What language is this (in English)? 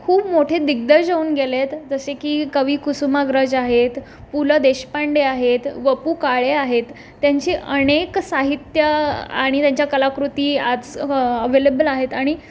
Marathi